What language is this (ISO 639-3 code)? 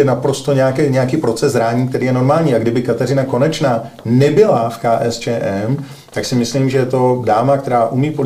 ces